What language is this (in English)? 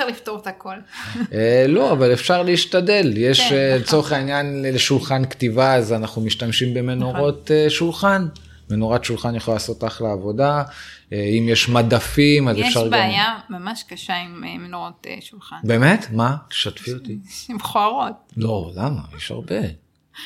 Hebrew